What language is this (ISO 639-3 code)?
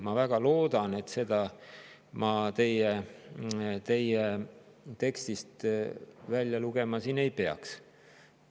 est